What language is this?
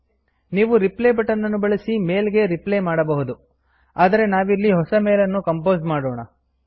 Kannada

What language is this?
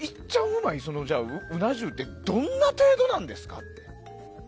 Japanese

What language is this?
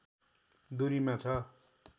Nepali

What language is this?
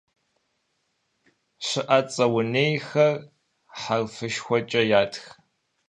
Kabardian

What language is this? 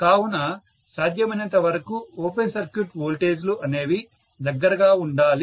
Telugu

